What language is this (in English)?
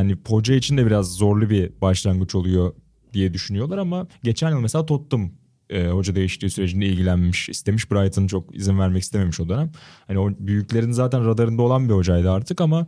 Turkish